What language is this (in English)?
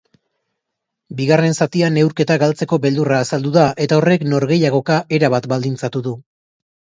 Basque